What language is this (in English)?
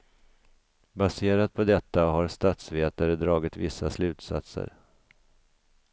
Swedish